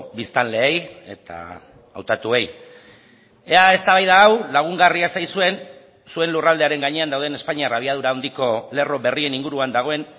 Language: Basque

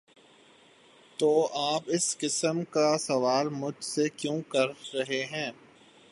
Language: Urdu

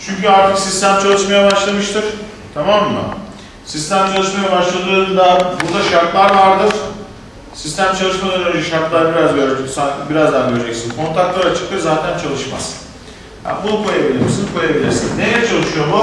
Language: Turkish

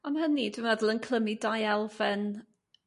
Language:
Welsh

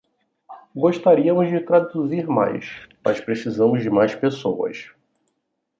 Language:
Portuguese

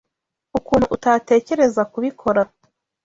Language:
Kinyarwanda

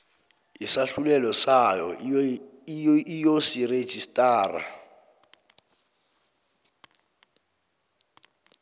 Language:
South Ndebele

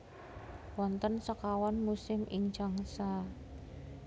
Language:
Javanese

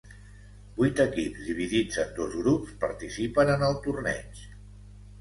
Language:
Catalan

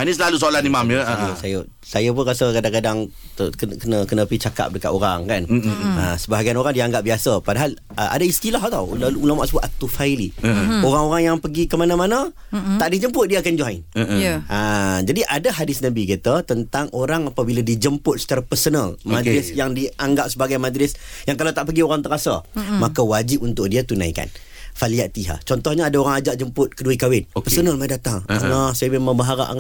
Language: Malay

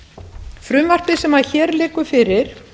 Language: Icelandic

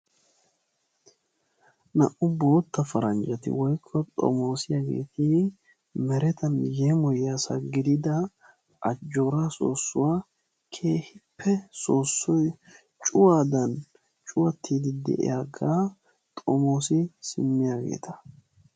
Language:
Wolaytta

